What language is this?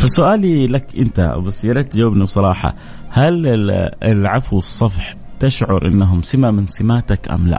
Arabic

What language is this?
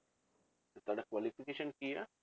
Punjabi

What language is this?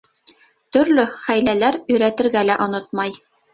Bashkir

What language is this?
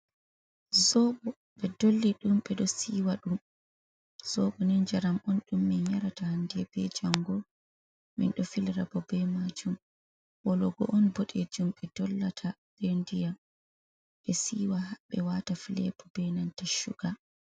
Fula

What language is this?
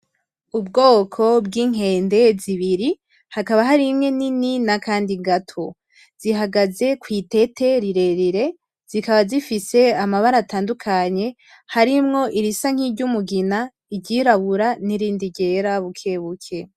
Rundi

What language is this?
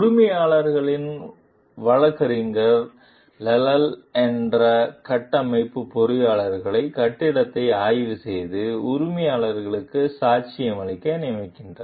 Tamil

